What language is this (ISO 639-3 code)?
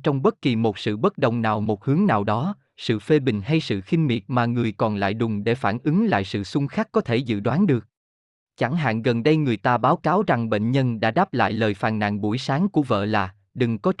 vie